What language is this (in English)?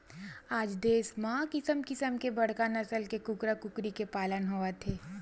Chhattisgarhi